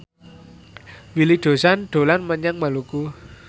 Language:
Javanese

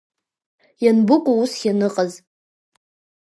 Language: Abkhazian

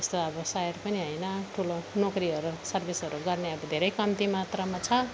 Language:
Nepali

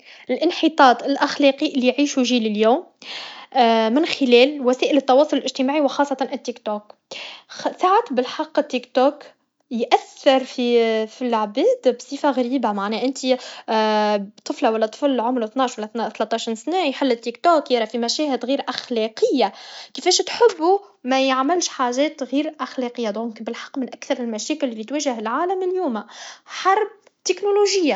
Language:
Tunisian Arabic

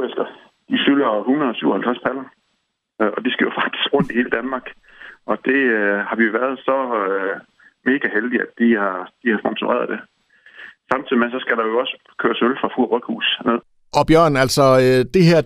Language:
Danish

